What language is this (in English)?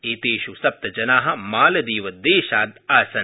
Sanskrit